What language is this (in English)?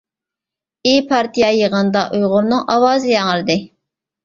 Uyghur